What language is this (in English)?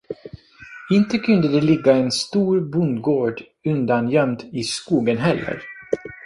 Swedish